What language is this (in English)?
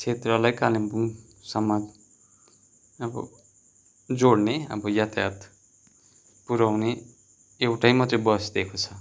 Nepali